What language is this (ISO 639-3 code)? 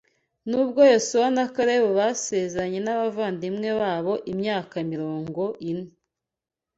kin